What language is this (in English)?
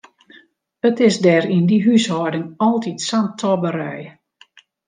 Western Frisian